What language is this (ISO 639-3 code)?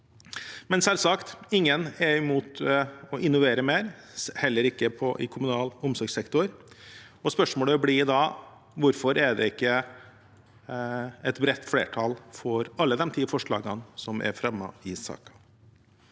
nor